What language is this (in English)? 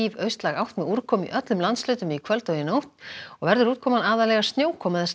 Icelandic